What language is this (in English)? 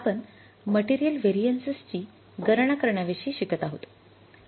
Marathi